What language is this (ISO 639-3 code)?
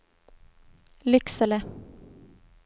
swe